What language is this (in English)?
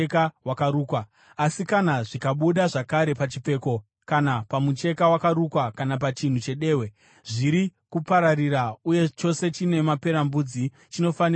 Shona